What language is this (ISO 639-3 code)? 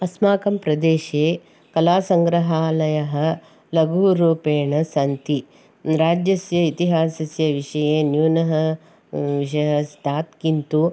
san